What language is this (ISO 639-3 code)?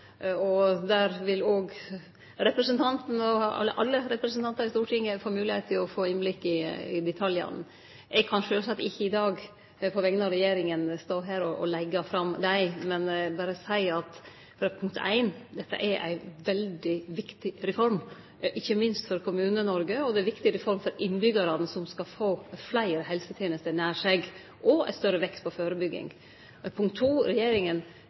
nno